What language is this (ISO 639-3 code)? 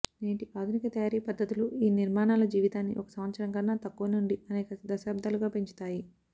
tel